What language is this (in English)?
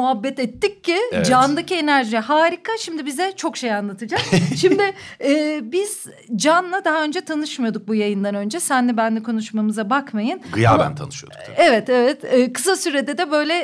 Turkish